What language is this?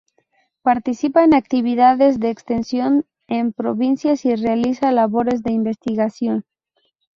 Spanish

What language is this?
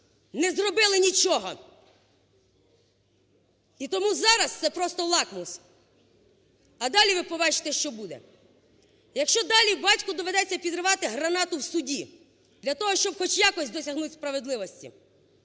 Ukrainian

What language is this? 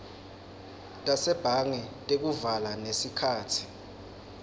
Swati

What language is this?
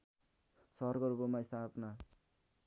Nepali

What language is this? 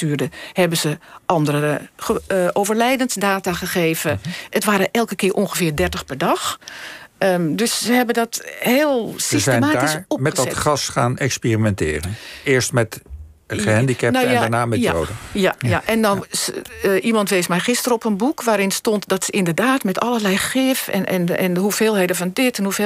Dutch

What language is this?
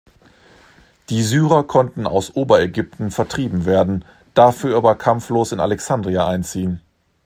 German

